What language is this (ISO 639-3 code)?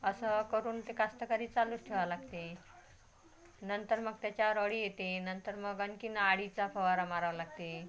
mar